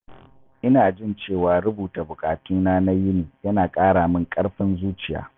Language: Hausa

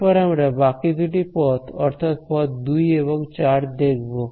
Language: Bangla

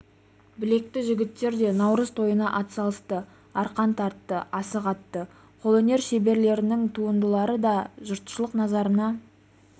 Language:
Kazakh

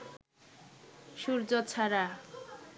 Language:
Bangla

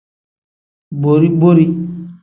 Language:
Tem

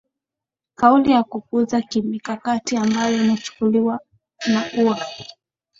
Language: Swahili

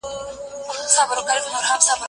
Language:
Pashto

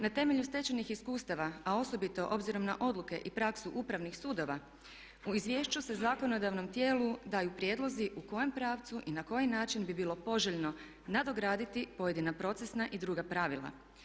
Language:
Croatian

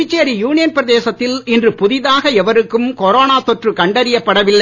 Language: Tamil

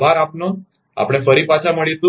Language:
Gujarati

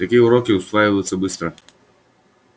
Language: Russian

